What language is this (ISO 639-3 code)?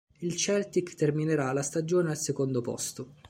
ita